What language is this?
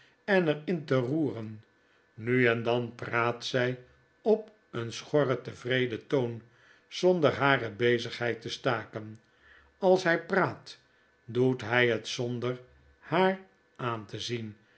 Dutch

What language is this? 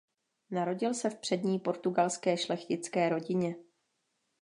Czech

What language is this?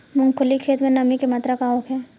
Bhojpuri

